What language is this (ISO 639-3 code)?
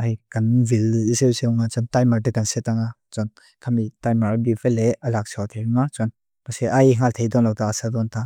lus